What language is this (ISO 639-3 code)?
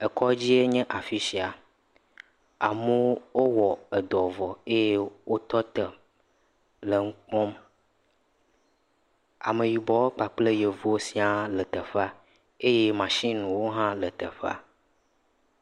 ewe